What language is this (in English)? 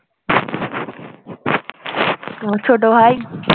Bangla